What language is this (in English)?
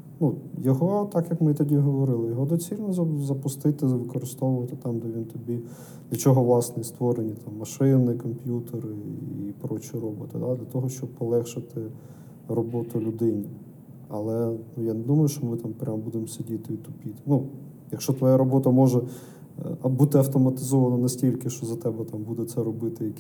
Ukrainian